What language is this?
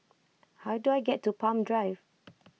English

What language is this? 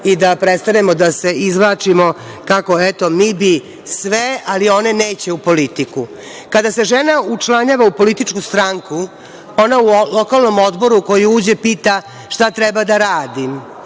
Serbian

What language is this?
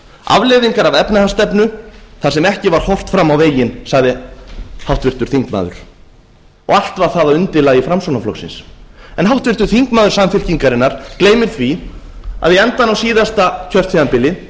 Icelandic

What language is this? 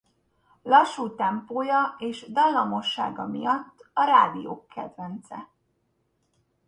Hungarian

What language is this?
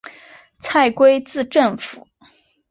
Chinese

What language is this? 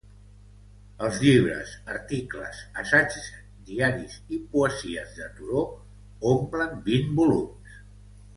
Catalan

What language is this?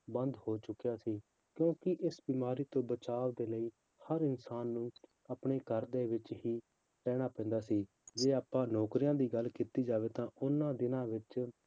Punjabi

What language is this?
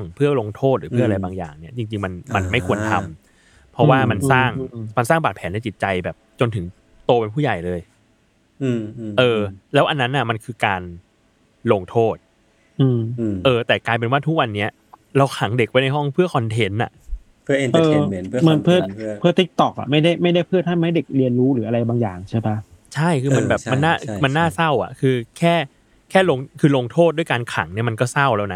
Thai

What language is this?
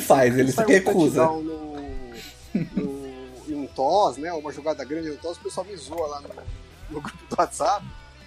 Portuguese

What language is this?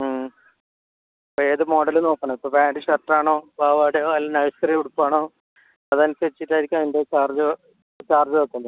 Malayalam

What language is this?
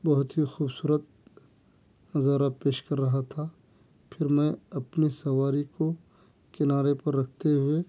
Urdu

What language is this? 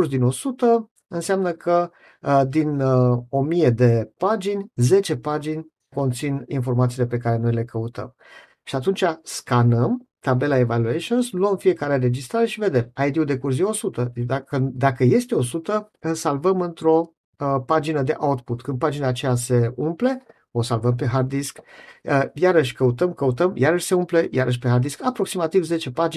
Romanian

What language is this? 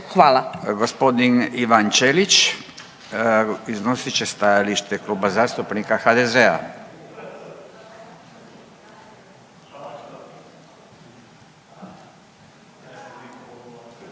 Croatian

